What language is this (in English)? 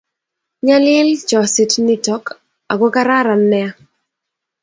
Kalenjin